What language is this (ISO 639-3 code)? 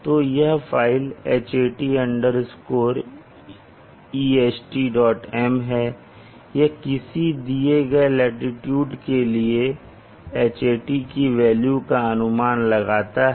hin